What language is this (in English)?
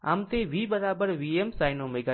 Gujarati